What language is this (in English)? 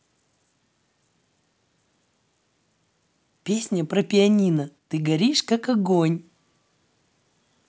Russian